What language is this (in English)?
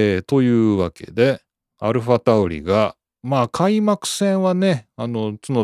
Japanese